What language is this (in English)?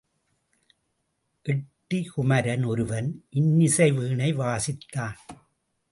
Tamil